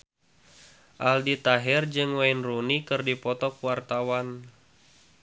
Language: Sundanese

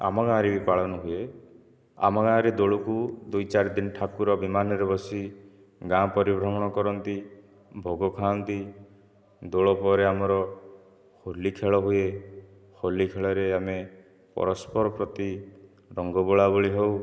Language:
Odia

